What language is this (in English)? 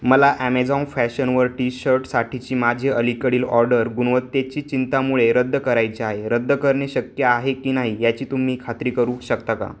Marathi